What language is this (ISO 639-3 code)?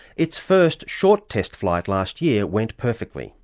eng